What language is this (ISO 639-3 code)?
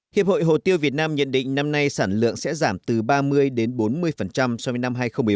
vie